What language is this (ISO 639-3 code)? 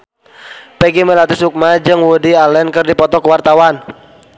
sun